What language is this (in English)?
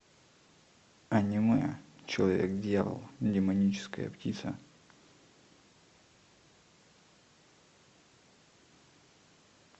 Russian